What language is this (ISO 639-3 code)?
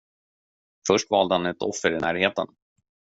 swe